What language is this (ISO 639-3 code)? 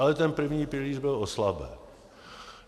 ces